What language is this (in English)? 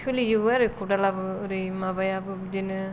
Bodo